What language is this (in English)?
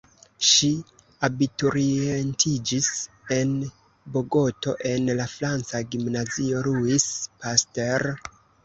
Esperanto